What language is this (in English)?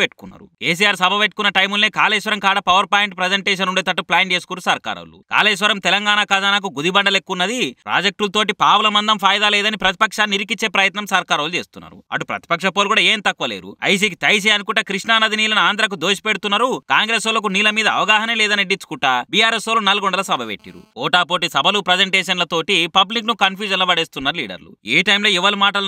Telugu